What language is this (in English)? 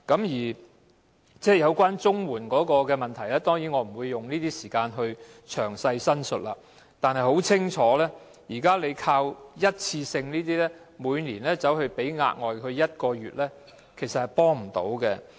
Cantonese